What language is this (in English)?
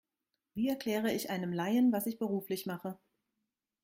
German